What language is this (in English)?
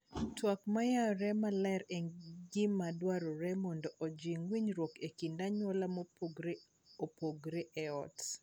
Luo (Kenya and Tanzania)